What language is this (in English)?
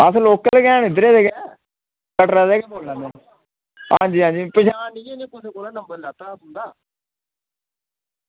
Dogri